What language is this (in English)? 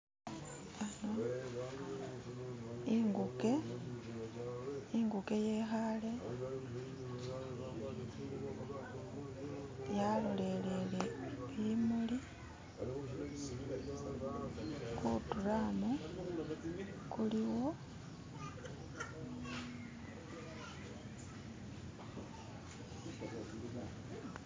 Masaaba